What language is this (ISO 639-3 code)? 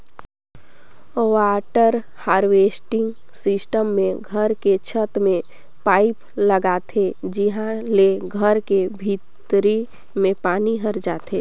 hne